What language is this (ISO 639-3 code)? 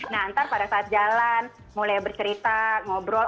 ind